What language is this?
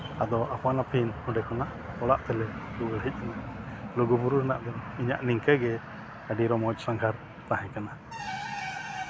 Santali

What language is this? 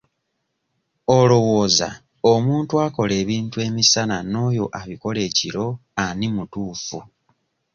Ganda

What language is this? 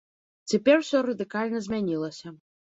Belarusian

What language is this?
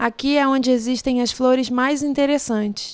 Portuguese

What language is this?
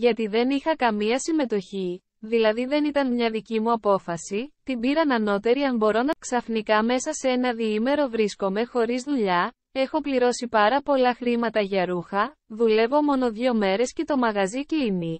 Greek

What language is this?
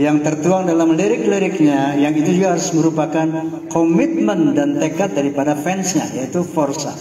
Indonesian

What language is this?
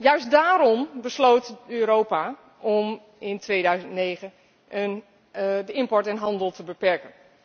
Dutch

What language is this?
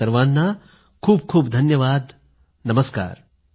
Marathi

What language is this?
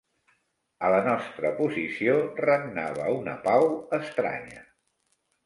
Catalan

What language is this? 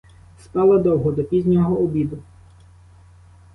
Ukrainian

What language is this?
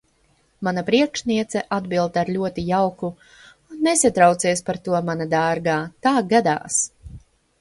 Latvian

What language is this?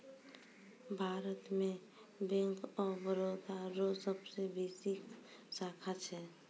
Maithili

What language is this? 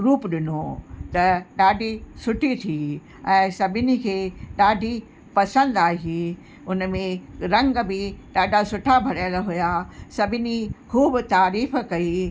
Sindhi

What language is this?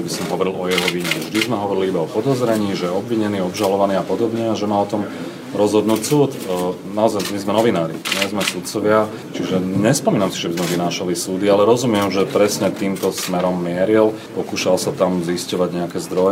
Slovak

